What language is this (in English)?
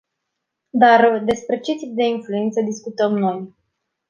Romanian